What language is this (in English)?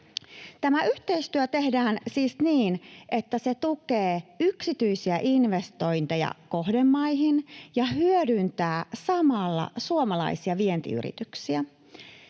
Finnish